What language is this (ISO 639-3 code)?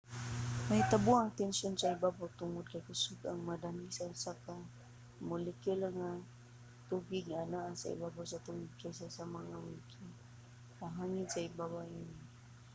ceb